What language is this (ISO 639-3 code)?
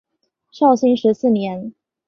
zho